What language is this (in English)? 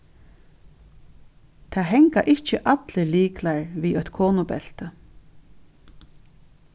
Faroese